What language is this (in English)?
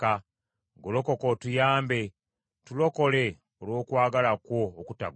Ganda